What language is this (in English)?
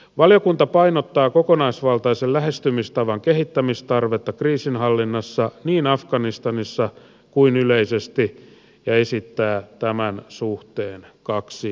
Finnish